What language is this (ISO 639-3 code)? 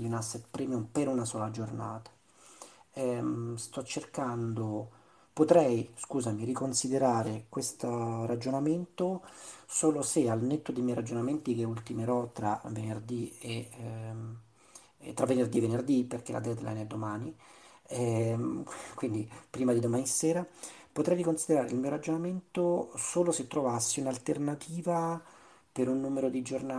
ita